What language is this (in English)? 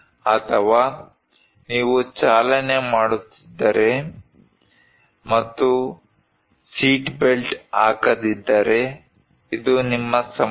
Kannada